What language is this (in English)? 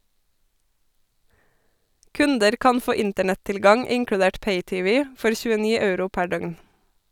Norwegian